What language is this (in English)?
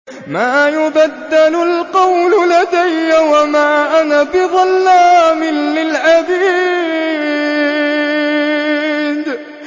Arabic